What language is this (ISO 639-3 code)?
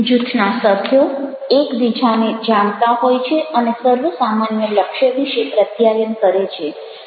guj